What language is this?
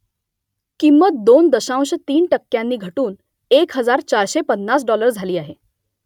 Marathi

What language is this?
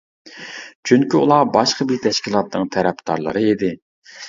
Uyghur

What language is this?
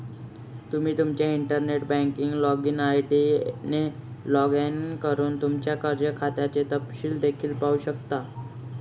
Marathi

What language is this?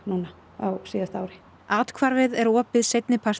Icelandic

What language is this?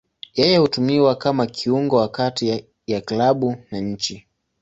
Swahili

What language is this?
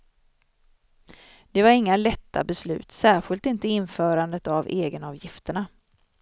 Swedish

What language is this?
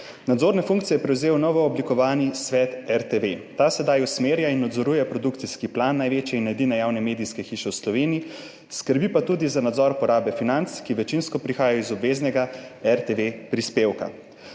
Slovenian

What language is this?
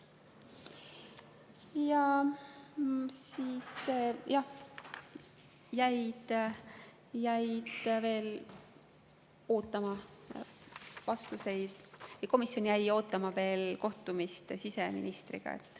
Estonian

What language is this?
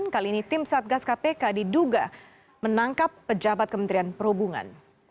Indonesian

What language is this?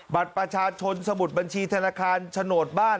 Thai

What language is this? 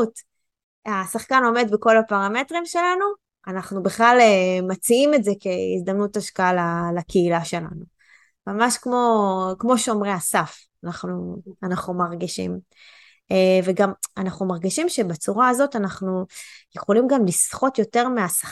Hebrew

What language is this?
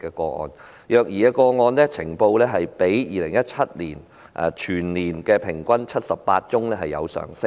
Cantonese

